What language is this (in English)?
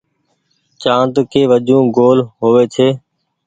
Goaria